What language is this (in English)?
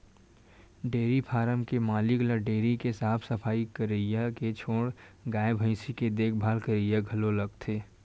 Chhattisgarhi